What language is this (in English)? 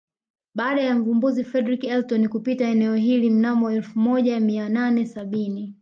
Swahili